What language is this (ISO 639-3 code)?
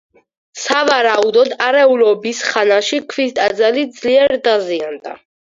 kat